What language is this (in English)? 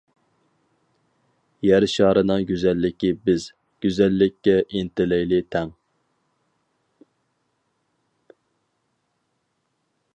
Uyghur